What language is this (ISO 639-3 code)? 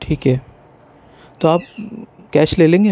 urd